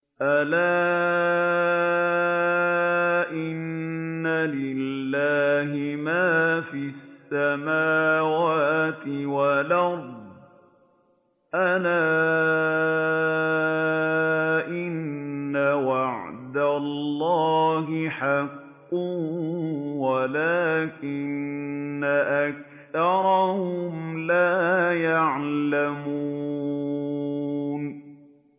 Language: Arabic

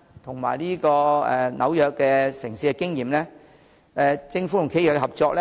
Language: Cantonese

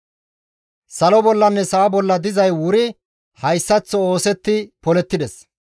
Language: Gamo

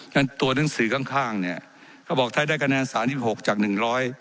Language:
Thai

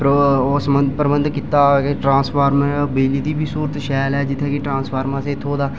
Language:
Dogri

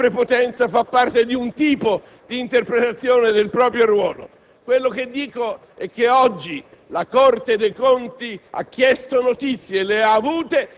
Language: Italian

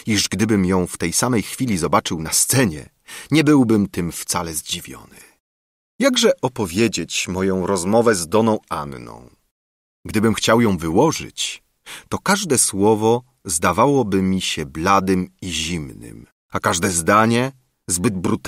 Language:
Polish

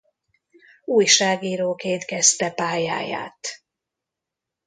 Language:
Hungarian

